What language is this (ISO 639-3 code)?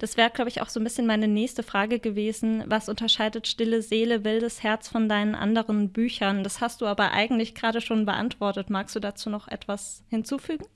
deu